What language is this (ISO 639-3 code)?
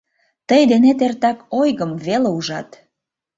chm